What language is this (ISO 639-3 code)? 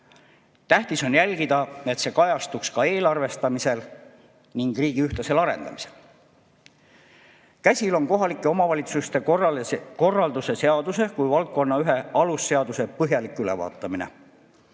est